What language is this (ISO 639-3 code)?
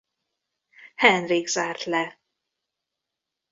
hun